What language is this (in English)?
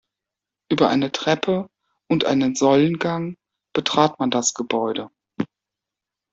German